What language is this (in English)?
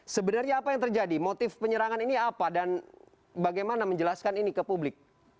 Indonesian